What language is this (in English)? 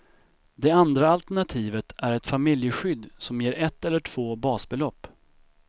Swedish